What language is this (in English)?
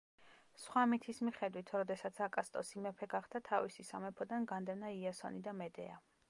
Georgian